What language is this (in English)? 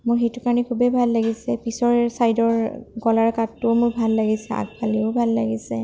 Assamese